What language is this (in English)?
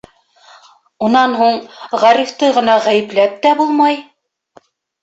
Bashkir